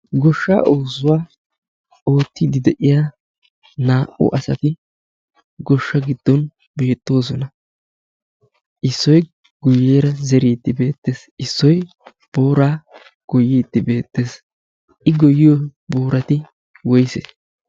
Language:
Wolaytta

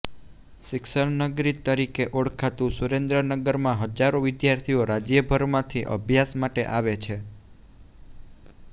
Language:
Gujarati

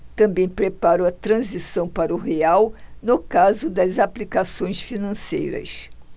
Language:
Portuguese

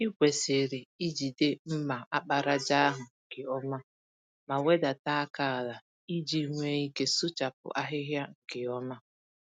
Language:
Igbo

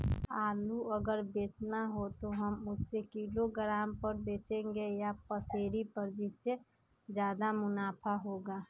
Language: Magahi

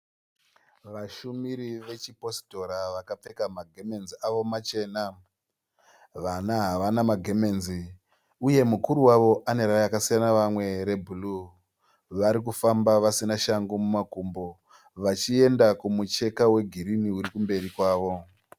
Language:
Shona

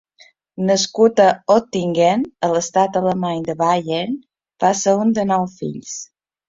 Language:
Catalan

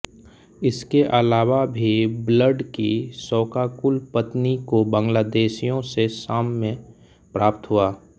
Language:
Hindi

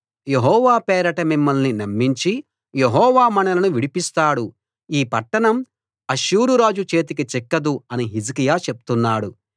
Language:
Telugu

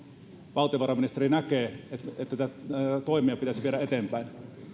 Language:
Finnish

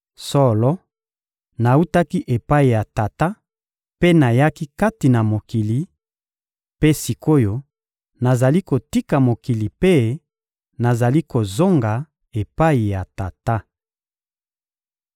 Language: Lingala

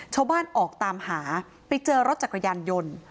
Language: Thai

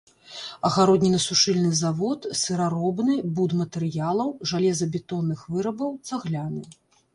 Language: Belarusian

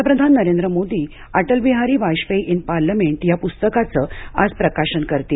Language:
Marathi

